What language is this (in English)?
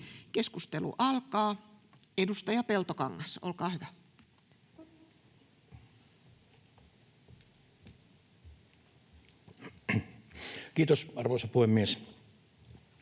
Finnish